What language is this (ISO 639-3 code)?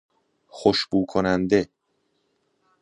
fas